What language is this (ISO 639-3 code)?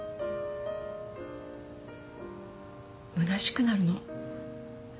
jpn